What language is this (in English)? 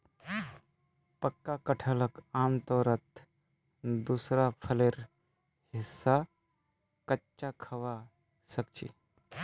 Magahi